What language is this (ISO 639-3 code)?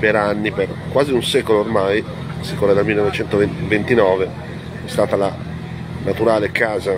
ita